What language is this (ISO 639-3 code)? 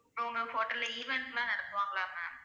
tam